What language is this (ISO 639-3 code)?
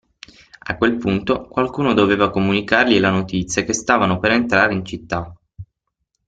ita